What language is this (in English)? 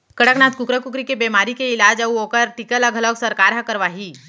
Chhattisgarhi